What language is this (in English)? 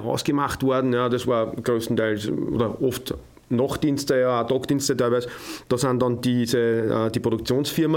German